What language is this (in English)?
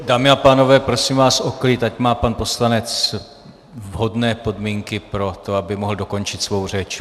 Czech